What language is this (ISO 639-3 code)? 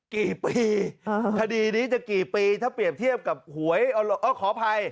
tha